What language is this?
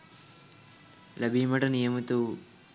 Sinhala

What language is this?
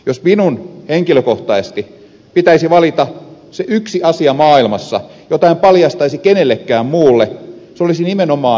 Finnish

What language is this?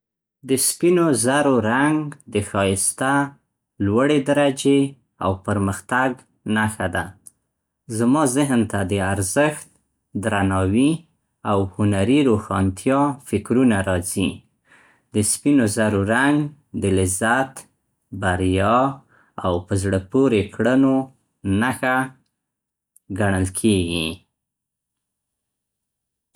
Central Pashto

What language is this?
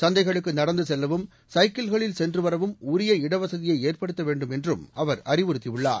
Tamil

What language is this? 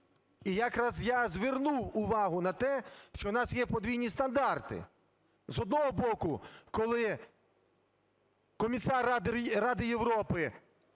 Ukrainian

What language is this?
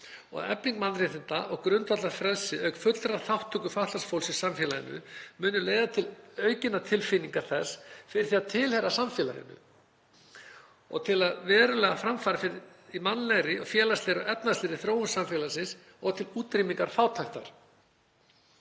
Icelandic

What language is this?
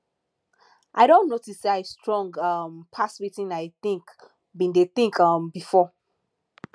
Nigerian Pidgin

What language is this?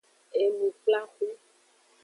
Aja (Benin)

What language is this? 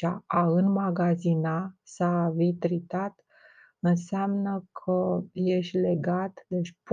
Romanian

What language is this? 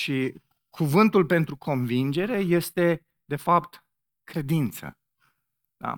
Romanian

